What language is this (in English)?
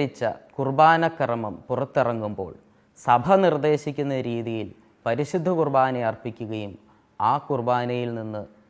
Malayalam